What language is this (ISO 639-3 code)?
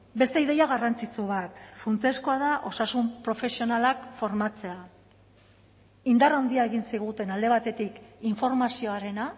eus